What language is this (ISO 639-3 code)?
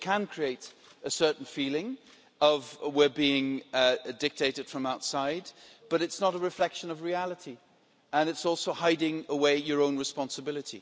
eng